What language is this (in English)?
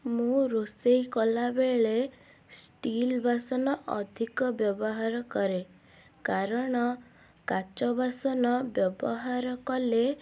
Odia